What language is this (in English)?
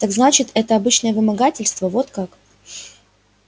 Russian